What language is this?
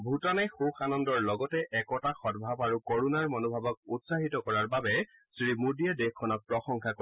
Assamese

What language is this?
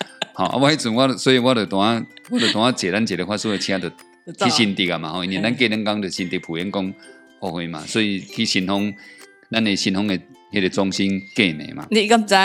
Chinese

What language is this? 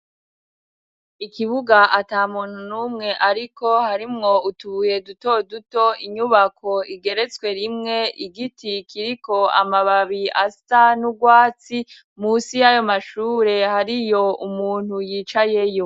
Rundi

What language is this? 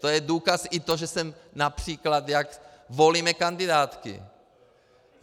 Czech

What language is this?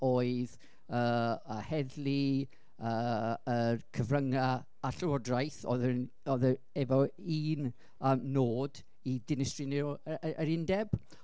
Welsh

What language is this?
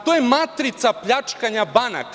Serbian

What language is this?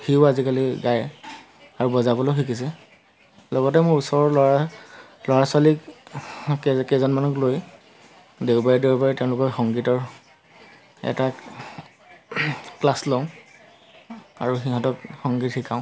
Assamese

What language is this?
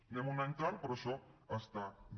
Catalan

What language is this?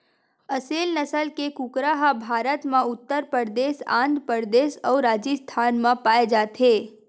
Chhattisgarhi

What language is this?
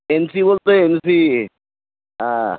Marathi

